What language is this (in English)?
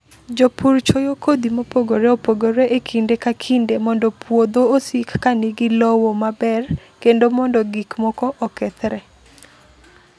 Luo (Kenya and Tanzania)